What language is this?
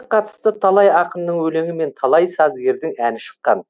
Kazakh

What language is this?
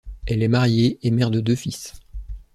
French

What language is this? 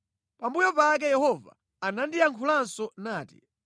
Nyanja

